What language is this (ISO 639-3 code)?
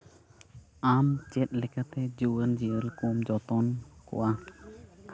sat